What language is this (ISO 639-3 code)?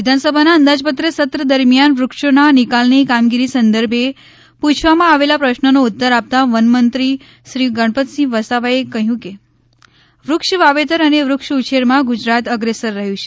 guj